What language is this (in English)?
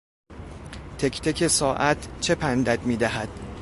Persian